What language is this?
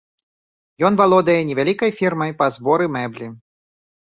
Belarusian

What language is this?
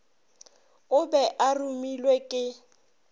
Northern Sotho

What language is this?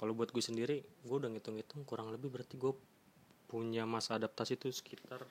Indonesian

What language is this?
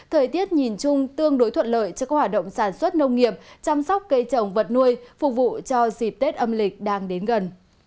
Vietnamese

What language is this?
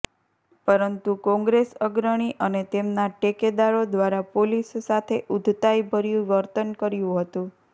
Gujarati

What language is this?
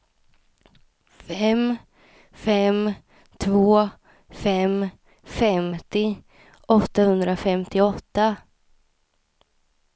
Swedish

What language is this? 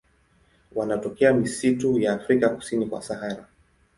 Swahili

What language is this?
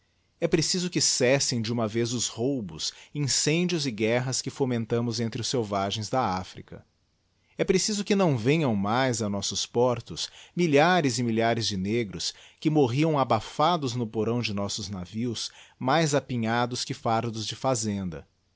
Portuguese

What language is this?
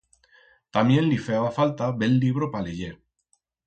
Aragonese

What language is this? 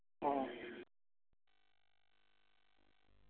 Malayalam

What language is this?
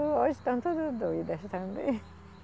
Portuguese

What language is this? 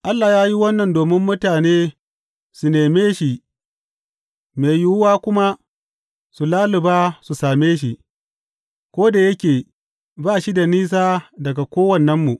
Hausa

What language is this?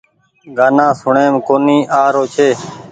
Goaria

